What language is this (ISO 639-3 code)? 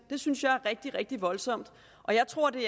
dan